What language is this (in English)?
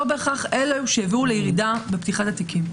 Hebrew